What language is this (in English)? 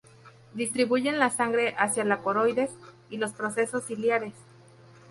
Spanish